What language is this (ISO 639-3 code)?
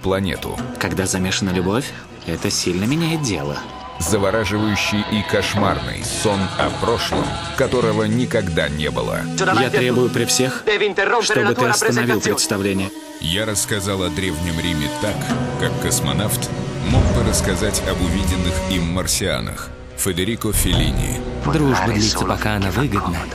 rus